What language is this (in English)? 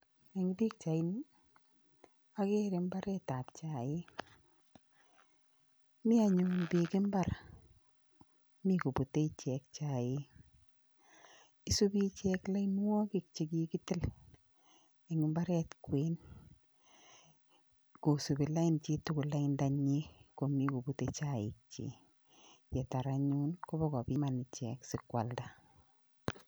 Kalenjin